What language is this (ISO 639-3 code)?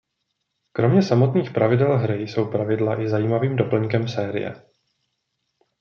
ces